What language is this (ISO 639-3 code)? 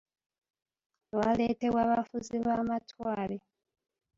lug